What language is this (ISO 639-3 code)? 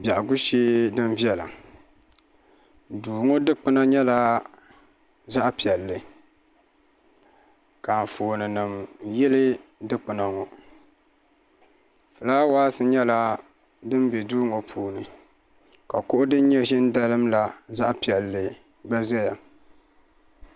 dag